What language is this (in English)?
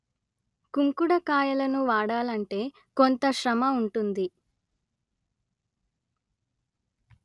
Telugu